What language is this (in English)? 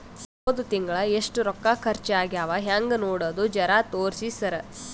Kannada